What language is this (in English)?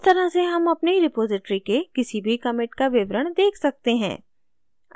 Hindi